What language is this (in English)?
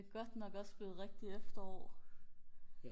Danish